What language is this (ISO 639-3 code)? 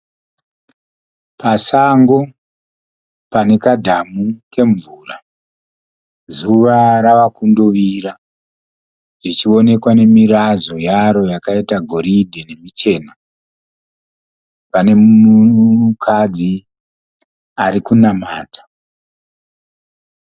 sna